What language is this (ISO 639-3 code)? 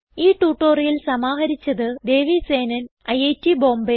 mal